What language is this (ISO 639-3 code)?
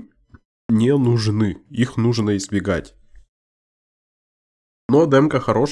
rus